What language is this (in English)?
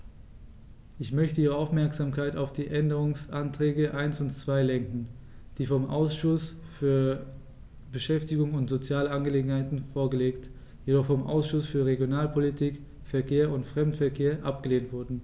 German